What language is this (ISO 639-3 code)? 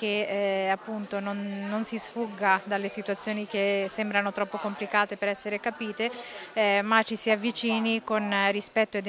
ita